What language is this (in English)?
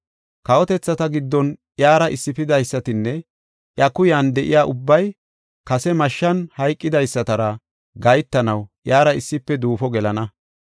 Gofa